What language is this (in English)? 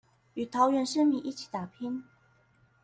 Chinese